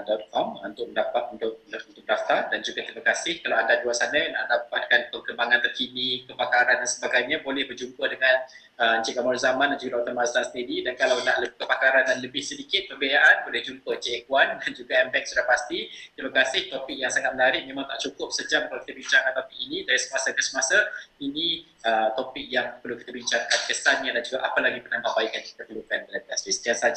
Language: Malay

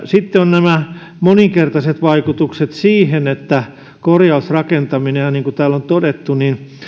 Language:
Finnish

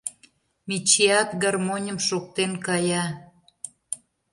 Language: Mari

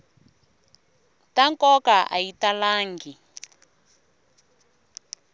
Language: Tsonga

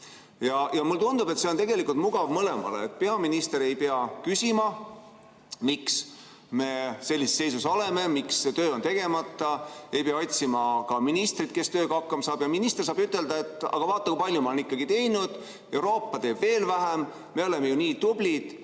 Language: Estonian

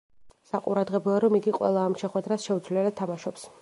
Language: Georgian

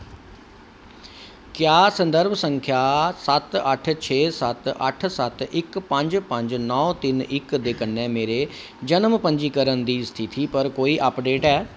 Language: Dogri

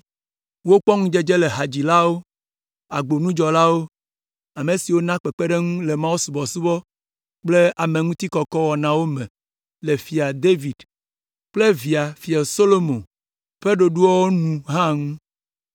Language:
Ewe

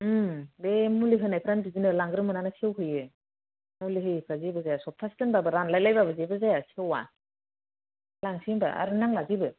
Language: Bodo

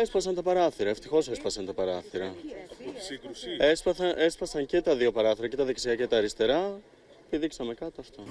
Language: Greek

